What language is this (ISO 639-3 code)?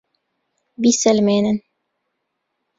ckb